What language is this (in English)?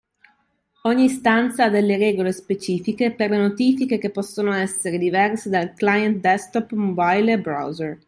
Italian